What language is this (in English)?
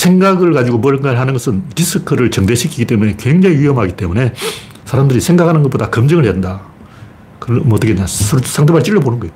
Korean